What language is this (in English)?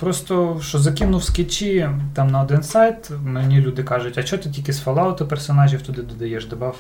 Ukrainian